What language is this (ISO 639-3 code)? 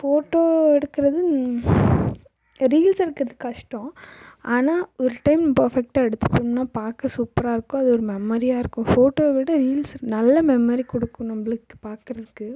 tam